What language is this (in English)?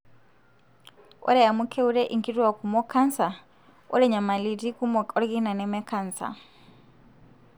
Masai